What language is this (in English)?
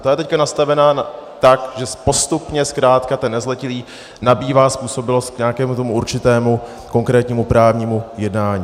Czech